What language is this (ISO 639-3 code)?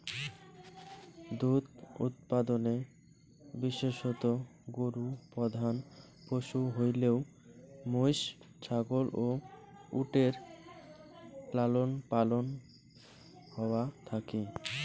ben